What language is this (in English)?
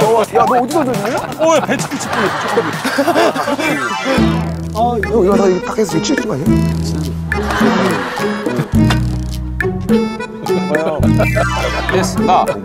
Korean